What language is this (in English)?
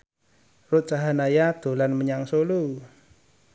Javanese